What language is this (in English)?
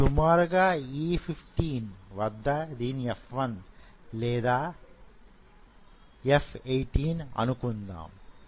Telugu